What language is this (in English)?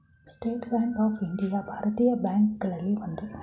Kannada